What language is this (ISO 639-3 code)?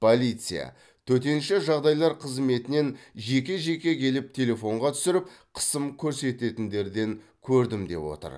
kaz